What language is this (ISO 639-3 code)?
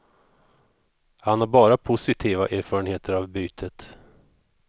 swe